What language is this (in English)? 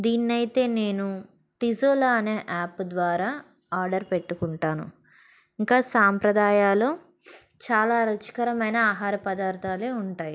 Telugu